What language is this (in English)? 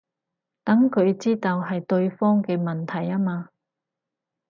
Cantonese